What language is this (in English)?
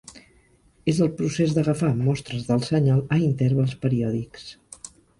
Catalan